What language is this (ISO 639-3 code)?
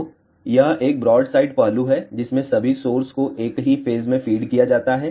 hin